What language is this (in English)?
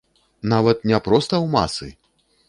Belarusian